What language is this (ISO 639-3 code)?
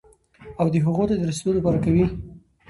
pus